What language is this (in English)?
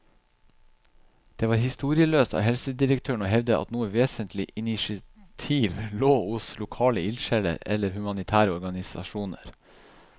Norwegian